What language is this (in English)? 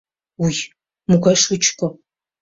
Mari